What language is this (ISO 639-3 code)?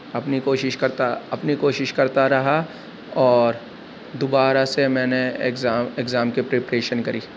urd